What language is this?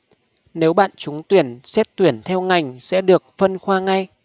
Vietnamese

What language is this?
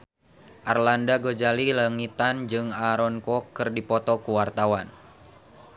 Sundanese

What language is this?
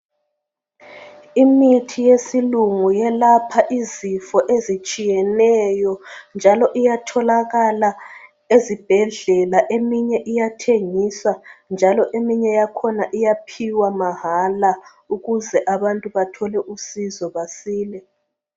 North Ndebele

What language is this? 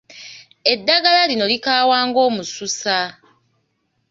Ganda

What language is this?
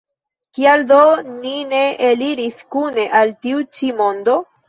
Esperanto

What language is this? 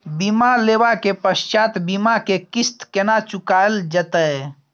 Maithili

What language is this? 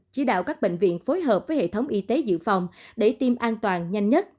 Vietnamese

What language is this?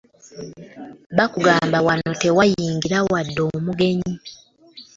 Ganda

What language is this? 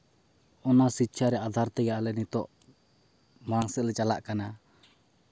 Santali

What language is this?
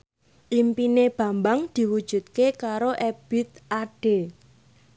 Javanese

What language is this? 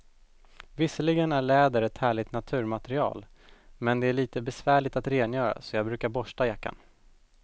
Swedish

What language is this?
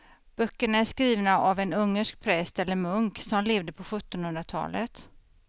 Swedish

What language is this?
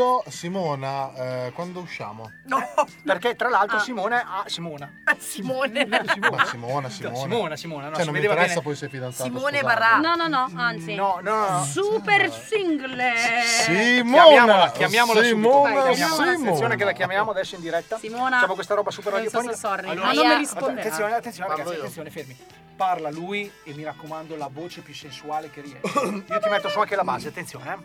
Italian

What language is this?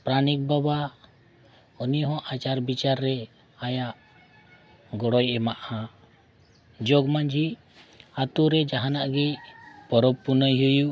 Santali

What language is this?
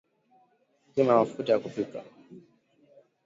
Swahili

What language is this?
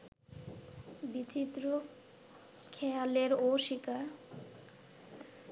Bangla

